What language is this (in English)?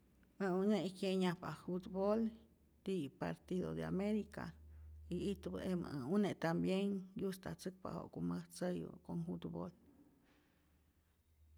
Rayón Zoque